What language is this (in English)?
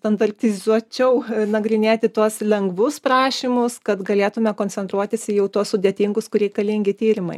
Lithuanian